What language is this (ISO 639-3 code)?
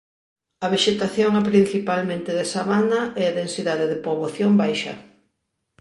glg